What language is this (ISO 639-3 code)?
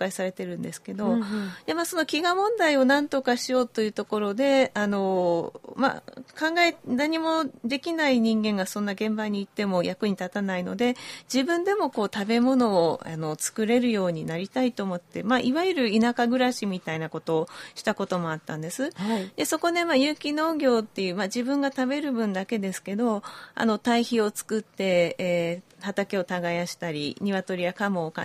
jpn